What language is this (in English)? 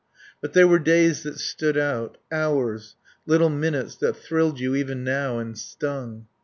English